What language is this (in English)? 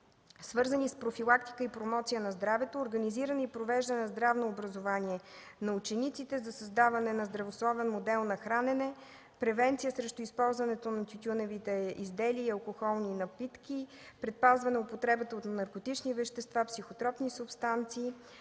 Bulgarian